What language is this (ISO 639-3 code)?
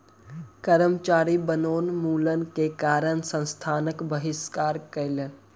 mai